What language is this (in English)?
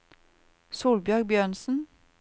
Norwegian